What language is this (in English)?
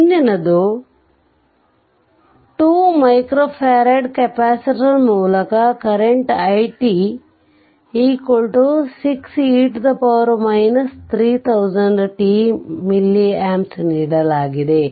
Kannada